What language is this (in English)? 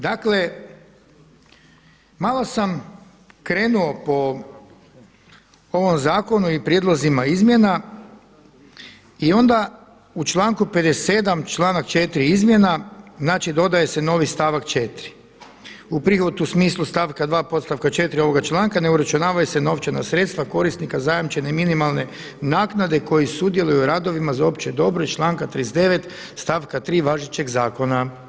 Croatian